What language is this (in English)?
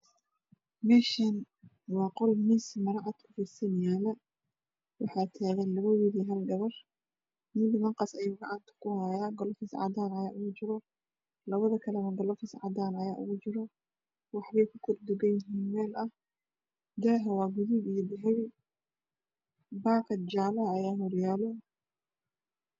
Somali